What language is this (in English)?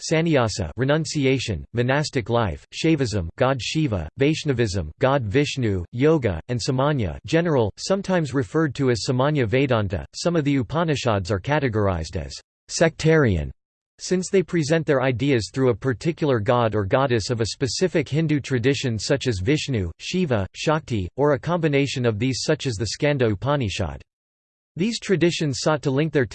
English